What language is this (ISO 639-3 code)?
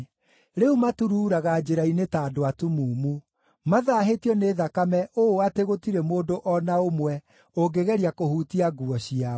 kik